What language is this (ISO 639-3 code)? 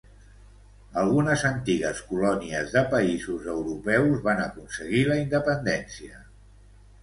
cat